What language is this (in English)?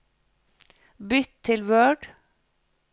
Norwegian